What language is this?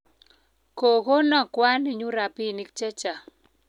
Kalenjin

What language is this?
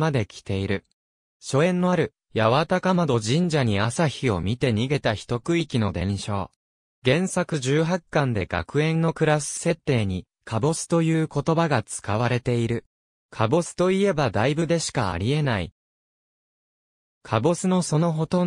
Japanese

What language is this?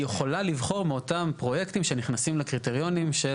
Hebrew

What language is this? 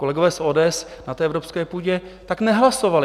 Czech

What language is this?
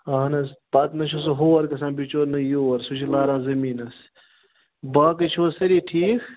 Kashmiri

